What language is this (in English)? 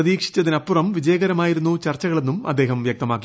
Malayalam